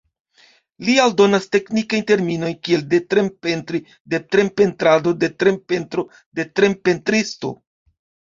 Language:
Esperanto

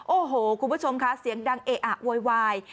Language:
Thai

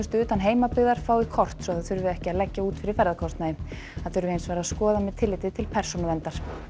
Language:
Icelandic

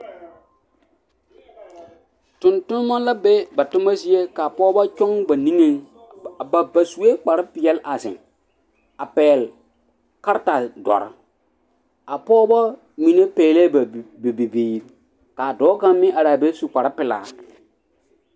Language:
Southern Dagaare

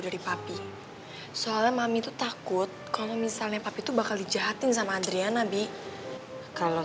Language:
Indonesian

